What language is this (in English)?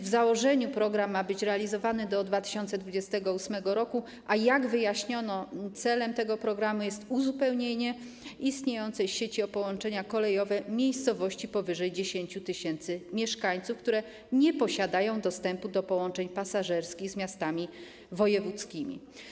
Polish